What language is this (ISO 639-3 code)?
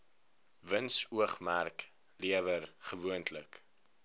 afr